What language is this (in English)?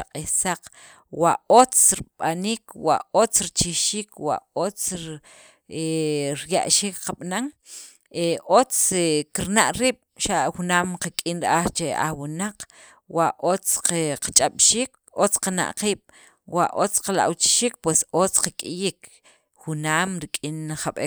Sacapulteco